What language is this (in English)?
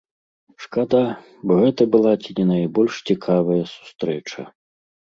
Belarusian